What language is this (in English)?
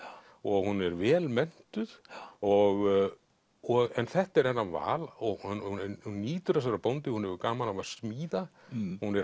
Icelandic